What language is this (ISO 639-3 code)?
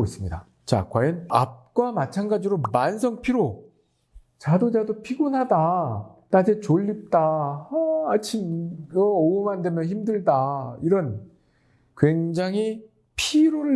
kor